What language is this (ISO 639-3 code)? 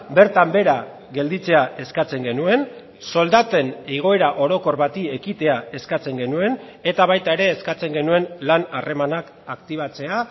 eus